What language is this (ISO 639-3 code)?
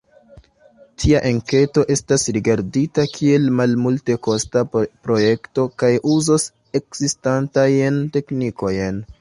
epo